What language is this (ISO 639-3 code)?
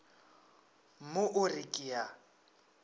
nso